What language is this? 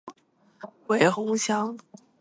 Chinese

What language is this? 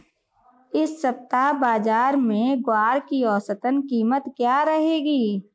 Hindi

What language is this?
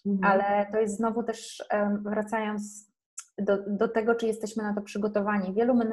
Polish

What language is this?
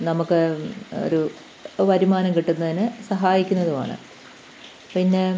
Malayalam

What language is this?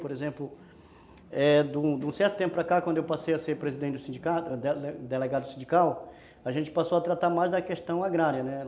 Portuguese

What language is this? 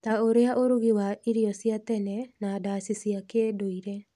Kikuyu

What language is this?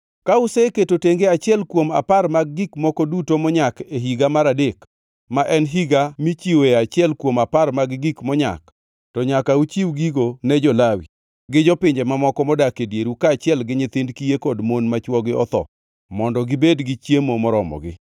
Luo (Kenya and Tanzania)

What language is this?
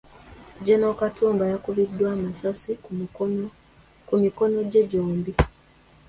Ganda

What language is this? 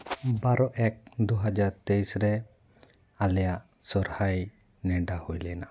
Santali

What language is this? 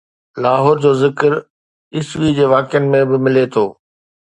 Sindhi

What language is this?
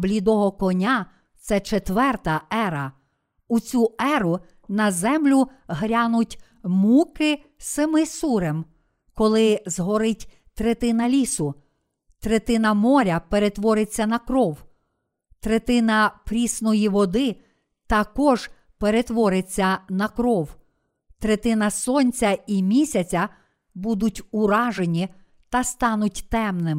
Ukrainian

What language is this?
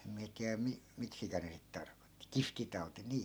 Finnish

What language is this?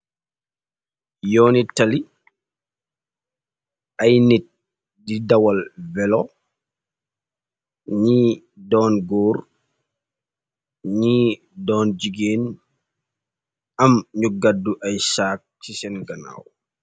Wolof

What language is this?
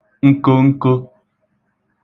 Igbo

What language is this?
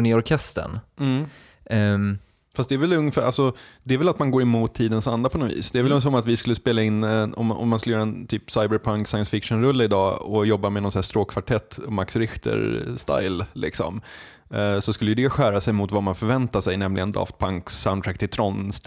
Swedish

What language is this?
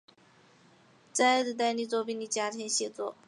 Chinese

